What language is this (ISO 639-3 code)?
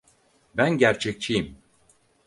tur